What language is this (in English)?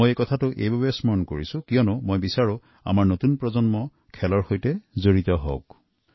Assamese